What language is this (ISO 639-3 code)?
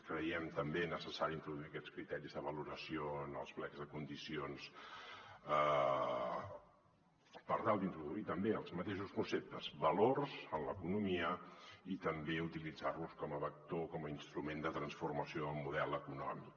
cat